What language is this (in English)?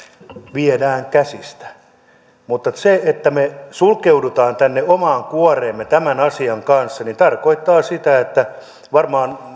Finnish